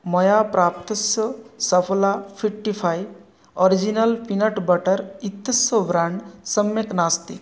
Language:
Sanskrit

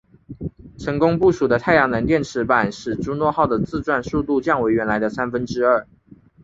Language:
Chinese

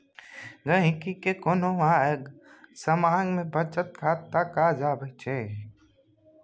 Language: Maithili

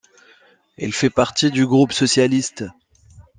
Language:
French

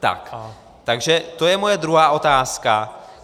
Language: Czech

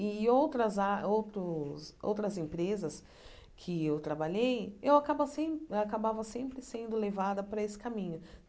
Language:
Portuguese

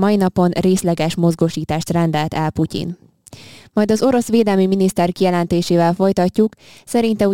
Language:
Hungarian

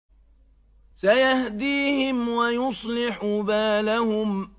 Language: Arabic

